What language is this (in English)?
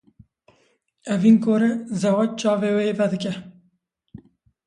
Kurdish